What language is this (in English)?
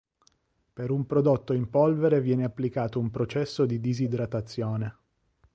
Italian